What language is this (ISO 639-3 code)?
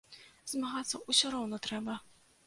bel